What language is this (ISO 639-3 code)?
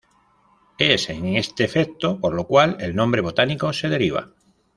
spa